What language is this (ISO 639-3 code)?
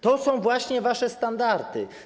pol